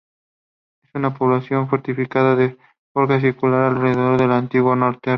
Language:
Spanish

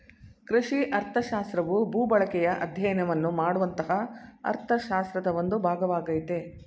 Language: Kannada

